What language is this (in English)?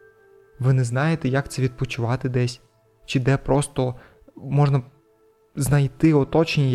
Ukrainian